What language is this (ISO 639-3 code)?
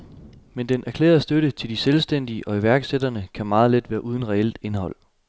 dan